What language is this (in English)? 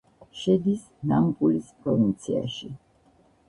Georgian